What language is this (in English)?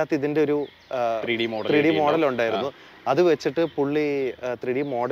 Malayalam